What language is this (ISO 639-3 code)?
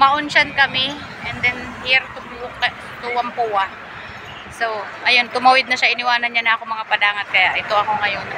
fil